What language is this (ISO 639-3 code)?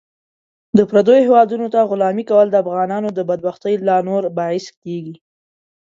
pus